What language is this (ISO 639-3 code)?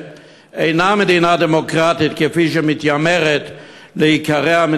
heb